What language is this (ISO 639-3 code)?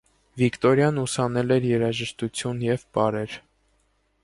hye